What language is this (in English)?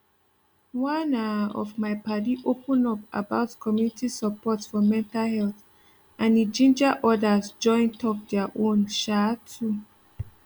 Nigerian Pidgin